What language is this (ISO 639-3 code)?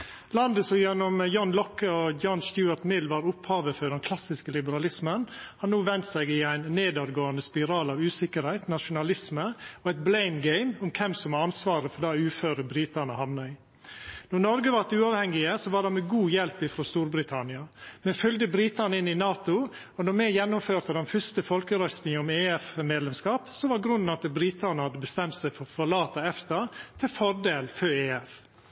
nno